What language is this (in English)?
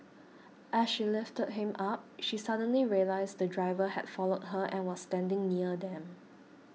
English